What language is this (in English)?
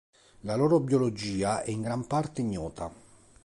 Italian